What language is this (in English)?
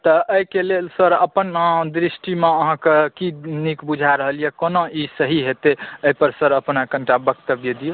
Maithili